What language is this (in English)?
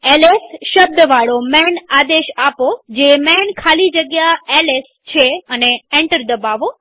Gujarati